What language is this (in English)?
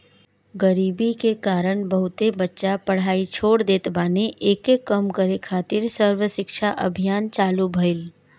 Bhojpuri